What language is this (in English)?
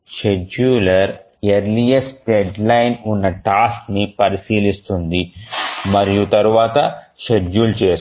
Telugu